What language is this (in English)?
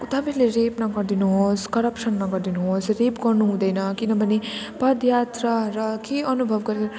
Nepali